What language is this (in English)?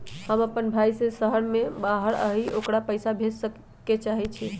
Magahi